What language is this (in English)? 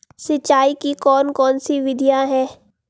Hindi